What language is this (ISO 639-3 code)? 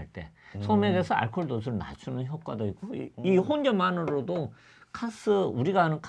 kor